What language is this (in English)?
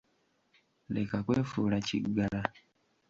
Ganda